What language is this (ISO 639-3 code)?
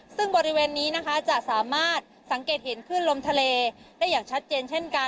tha